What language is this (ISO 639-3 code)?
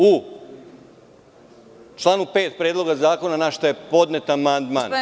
srp